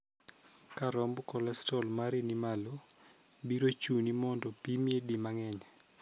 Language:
Luo (Kenya and Tanzania)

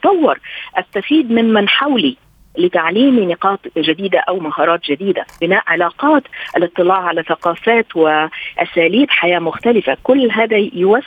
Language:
Arabic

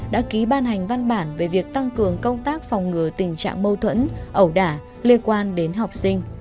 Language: Vietnamese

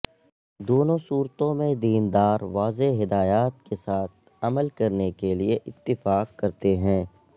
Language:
Urdu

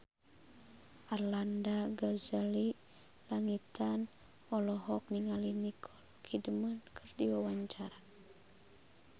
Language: Sundanese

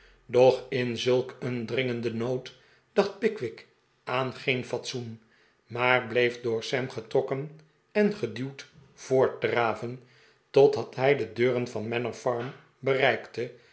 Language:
Dutch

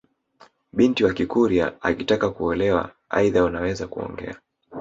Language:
Swahili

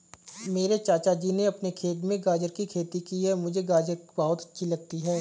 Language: Hindi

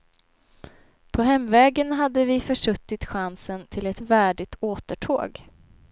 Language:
Swedish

